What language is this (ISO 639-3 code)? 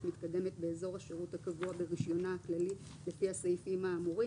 heb